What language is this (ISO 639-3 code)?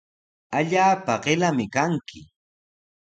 qws